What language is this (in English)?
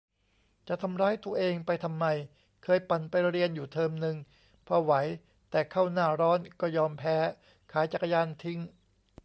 Thai